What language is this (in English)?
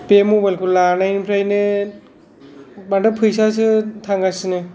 Bodo